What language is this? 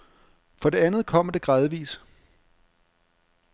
Danish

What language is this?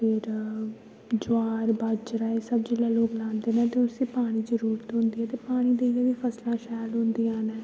Dogri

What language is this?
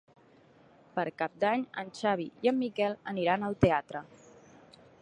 Catalan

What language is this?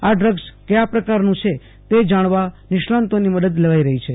Gujarati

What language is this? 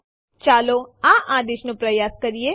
Gujarati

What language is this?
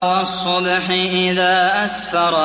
Arabic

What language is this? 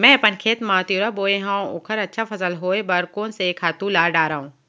Chhattisgarhi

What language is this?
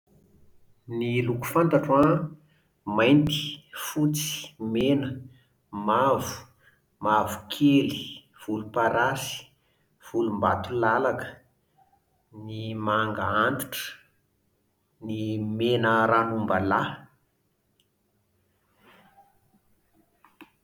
Malagasy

